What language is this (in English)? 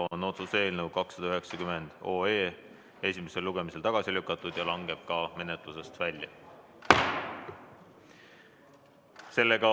Estonian